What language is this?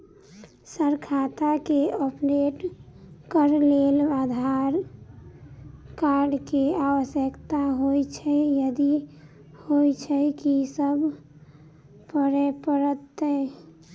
Maithili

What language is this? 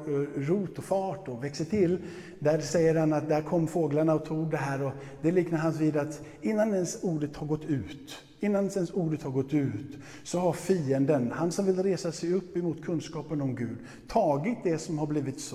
Swedish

